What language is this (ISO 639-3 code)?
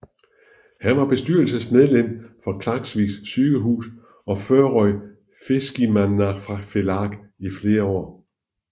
dan